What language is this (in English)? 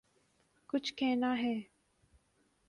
Urdu